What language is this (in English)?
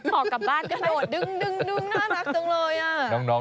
Thai